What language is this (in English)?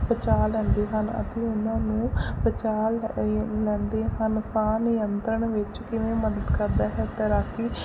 Punjabi